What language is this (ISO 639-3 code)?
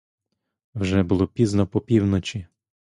ukr